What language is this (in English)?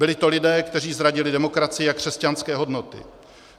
Czech